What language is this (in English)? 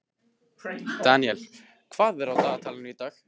Icelandic